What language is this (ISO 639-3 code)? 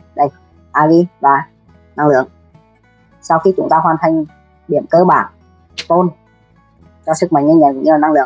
vie